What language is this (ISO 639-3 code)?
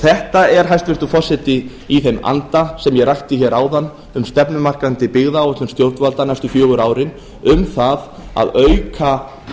isl